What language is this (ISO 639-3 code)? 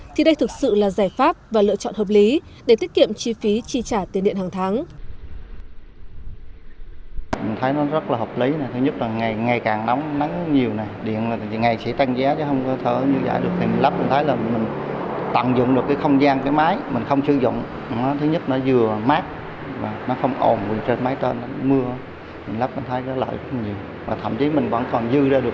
vie